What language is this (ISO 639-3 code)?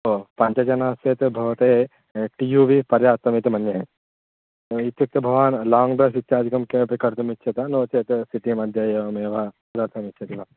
san